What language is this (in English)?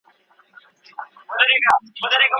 Pashto